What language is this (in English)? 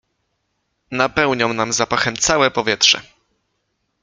Polish